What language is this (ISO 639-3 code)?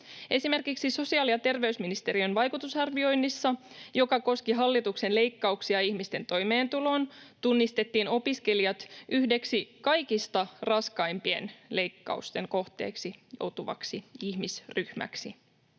fin